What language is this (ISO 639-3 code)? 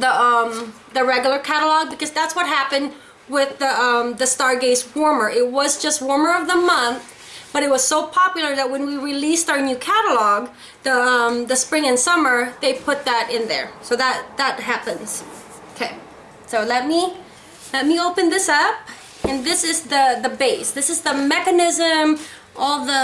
eng